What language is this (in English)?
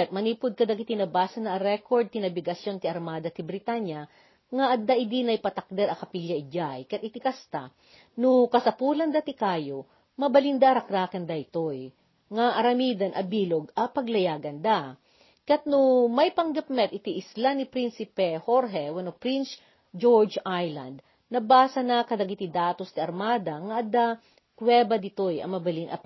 Filipino